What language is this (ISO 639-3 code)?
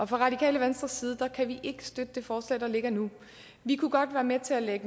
dan